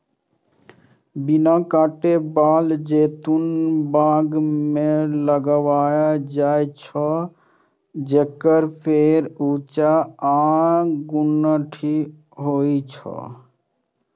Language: Maithili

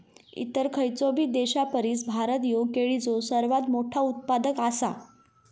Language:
Marathi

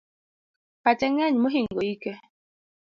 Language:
Luo (Kenya and Tanzania)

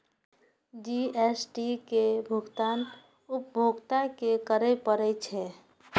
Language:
Maithili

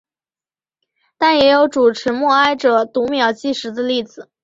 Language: Chinese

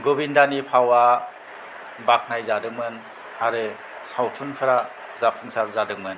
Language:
Bodo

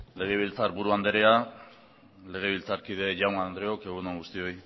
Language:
Basque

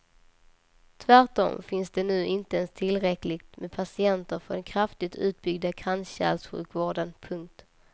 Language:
Swedish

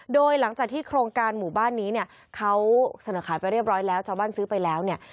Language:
Thai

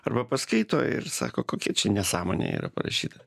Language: Lithuanian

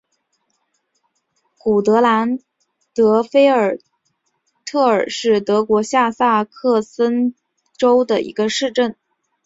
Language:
Chinese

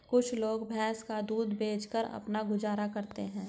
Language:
Hindi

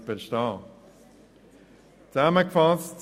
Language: Swiss German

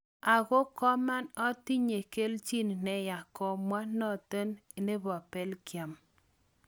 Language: Kalenjin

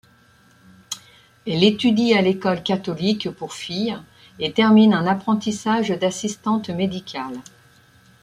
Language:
French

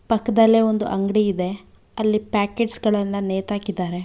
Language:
Kannada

